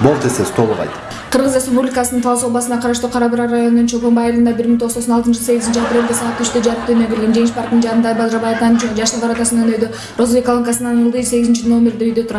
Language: Turkish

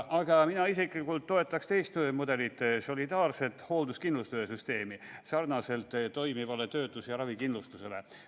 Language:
Estonian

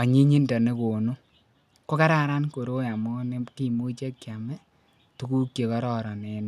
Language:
Kalenjin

